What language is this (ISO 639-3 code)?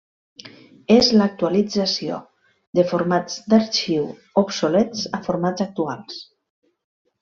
cat